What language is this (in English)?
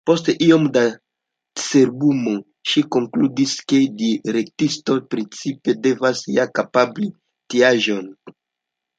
Esperanto